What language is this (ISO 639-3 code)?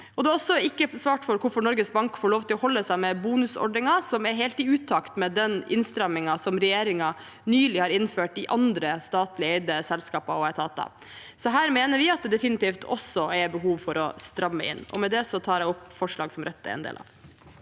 nor